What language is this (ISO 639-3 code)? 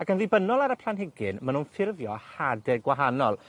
cym